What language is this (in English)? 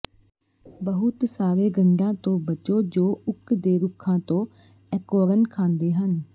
Punjabi